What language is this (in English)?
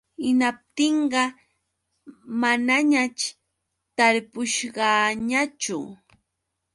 Yauyos Quechua